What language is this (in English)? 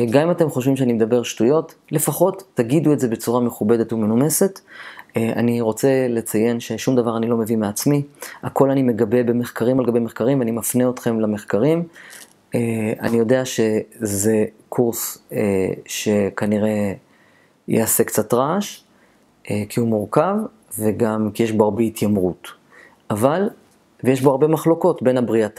Hebrew